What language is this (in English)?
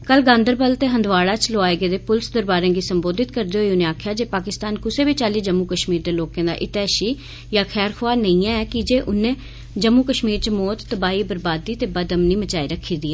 Dogri